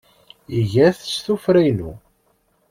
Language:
Kabyle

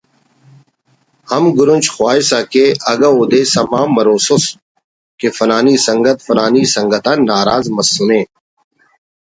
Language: Brahui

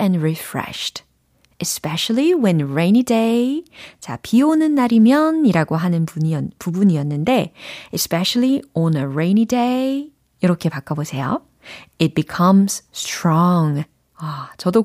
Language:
Korean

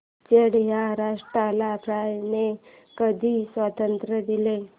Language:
Marathi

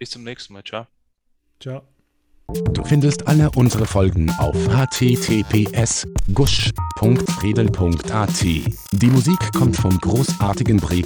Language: German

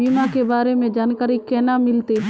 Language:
Magahi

